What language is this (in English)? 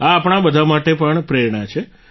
Gujarati